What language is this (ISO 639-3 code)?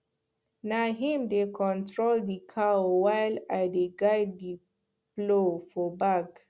pcm